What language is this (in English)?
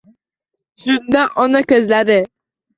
Uzbek